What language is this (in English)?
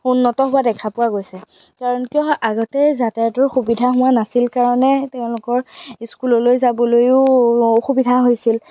Assamese